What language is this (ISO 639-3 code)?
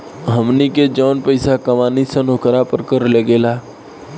bho